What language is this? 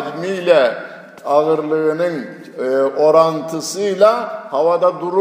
Turkish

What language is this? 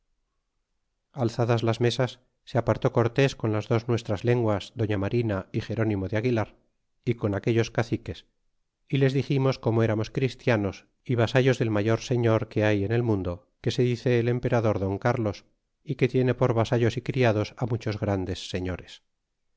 Spanish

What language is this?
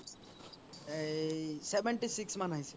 Assamese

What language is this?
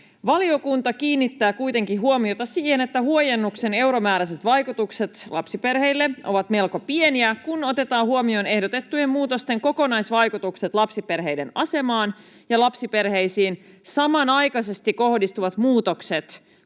Finnish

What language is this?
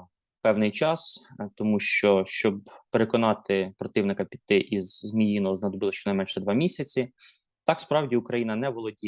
Ukrainian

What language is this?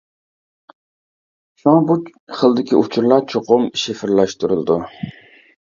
Uyghur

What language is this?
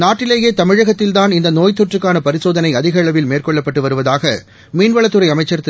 Tamil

